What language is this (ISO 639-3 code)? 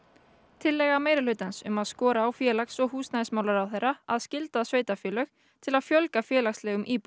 isl